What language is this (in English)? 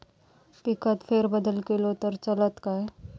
Marathi